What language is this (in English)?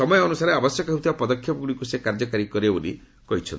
Odia